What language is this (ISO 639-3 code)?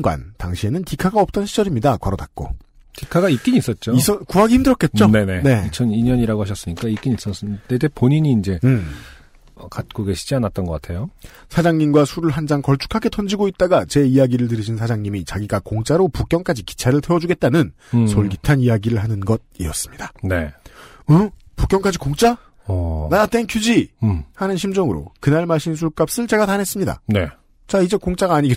kor